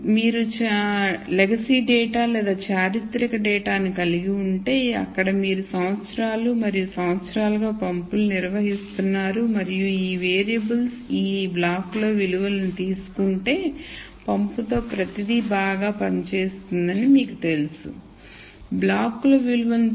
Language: Telugu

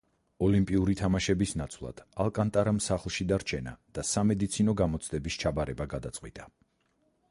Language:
Georgian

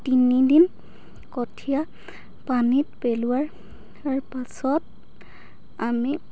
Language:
Assamese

